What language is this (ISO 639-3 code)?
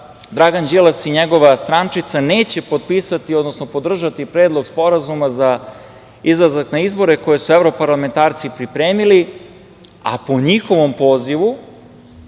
srp